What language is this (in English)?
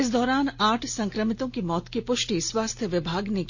Hindi